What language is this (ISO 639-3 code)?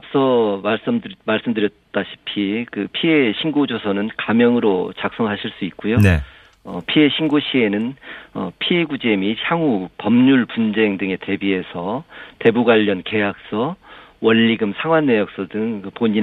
kor